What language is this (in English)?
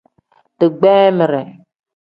Tem